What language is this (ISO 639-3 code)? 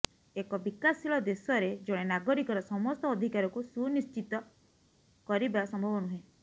ori